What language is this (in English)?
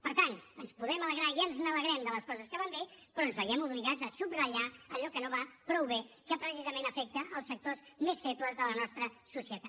Catalan